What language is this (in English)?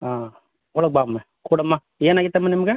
Kannada